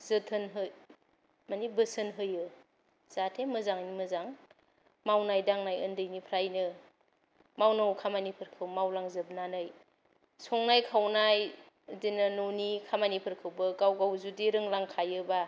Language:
Bodo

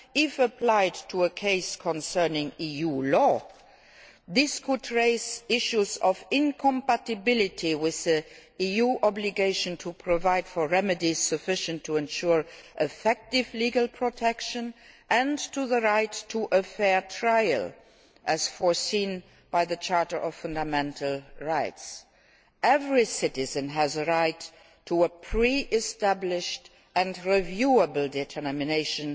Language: English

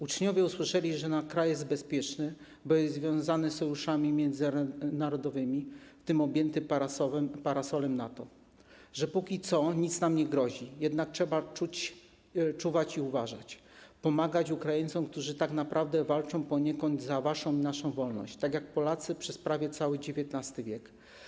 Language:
Polish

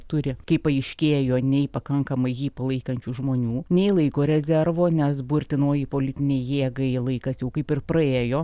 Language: Lithuanian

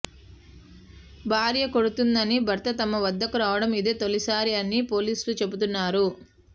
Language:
Telugu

